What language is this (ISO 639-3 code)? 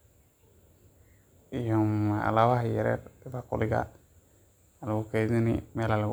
som